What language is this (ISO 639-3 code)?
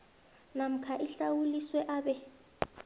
nbl